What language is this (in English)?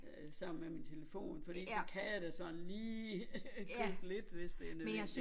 Danish